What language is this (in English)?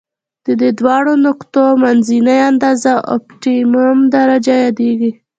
Pashto